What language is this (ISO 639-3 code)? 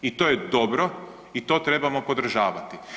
hrv